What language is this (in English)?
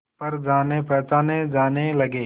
Hindi